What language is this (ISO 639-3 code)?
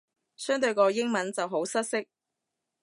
yue